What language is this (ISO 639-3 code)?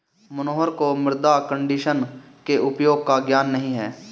hin